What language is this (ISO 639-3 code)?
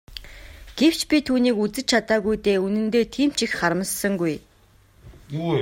mon